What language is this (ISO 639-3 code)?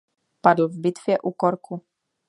ces